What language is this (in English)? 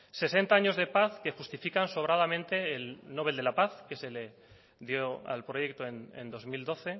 Spanish